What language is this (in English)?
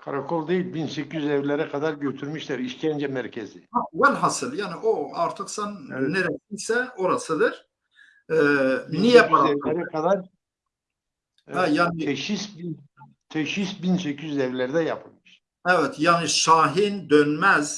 Turkish